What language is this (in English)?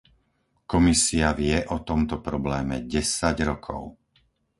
Slovak